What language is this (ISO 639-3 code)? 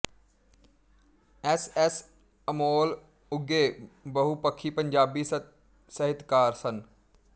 pan